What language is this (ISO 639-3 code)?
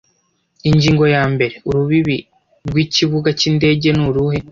kin